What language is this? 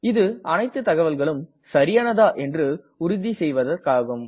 Tamil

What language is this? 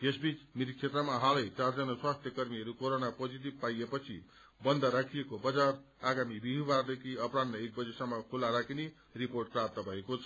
Nepali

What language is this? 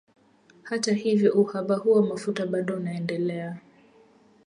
Swahili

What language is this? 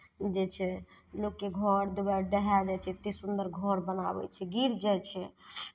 Maithili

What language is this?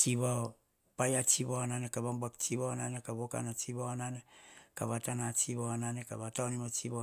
Hahon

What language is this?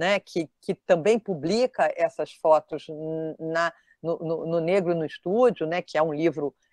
Portuguese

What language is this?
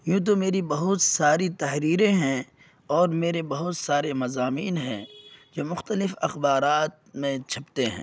Urdu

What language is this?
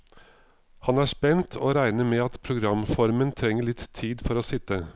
Norwegian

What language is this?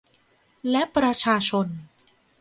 Thai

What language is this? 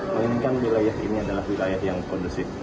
Indonesian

